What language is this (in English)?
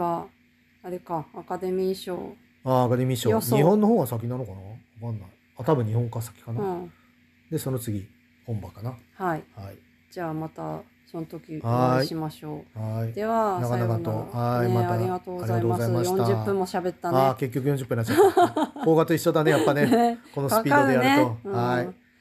Japanese